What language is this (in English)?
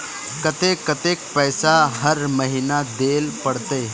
Magahi